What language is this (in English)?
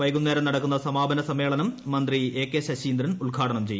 Malayalam